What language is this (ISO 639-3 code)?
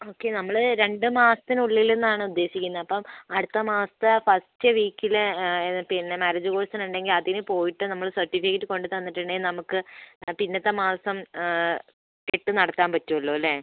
mal